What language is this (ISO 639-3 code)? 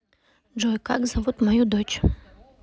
rus